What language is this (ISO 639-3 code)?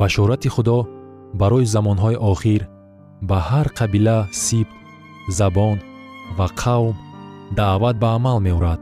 fas